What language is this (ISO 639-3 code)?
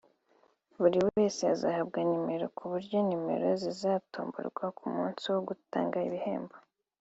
kin